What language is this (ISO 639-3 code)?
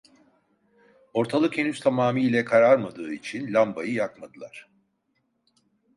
tur